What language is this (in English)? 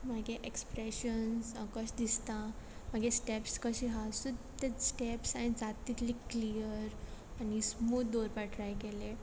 Konkani